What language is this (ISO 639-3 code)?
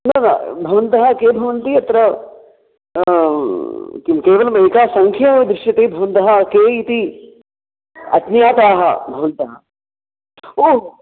san